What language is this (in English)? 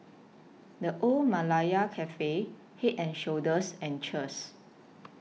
English